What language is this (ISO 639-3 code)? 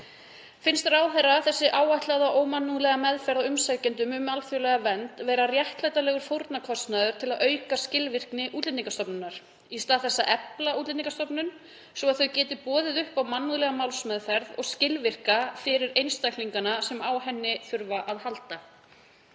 isl